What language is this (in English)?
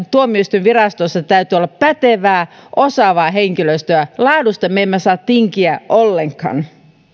Finnish